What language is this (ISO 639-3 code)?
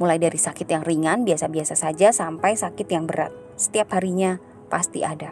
ind